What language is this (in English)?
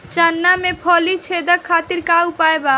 Bhojpuri